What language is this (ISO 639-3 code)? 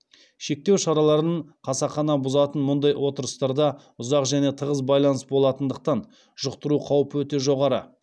kaz